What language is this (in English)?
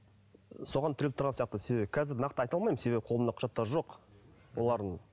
Kazakh